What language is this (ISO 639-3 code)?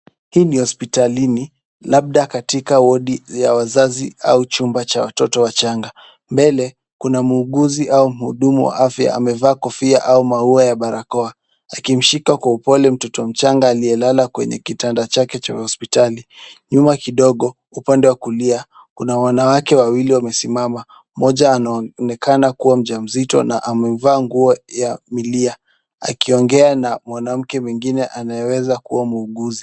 swa